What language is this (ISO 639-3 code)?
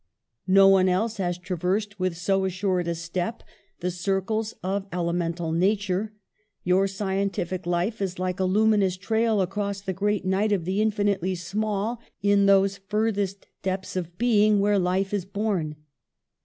eng